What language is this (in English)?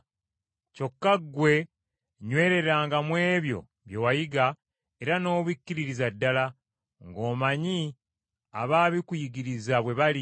Ganda